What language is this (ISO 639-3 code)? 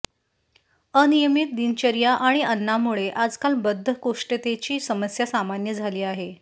mar